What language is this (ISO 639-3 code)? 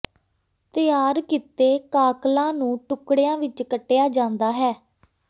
pan